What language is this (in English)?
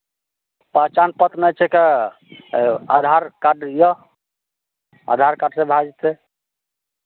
Maithili